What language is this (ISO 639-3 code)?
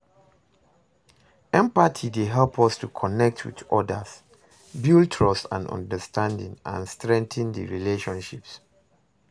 pcm